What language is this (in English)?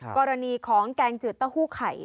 Thai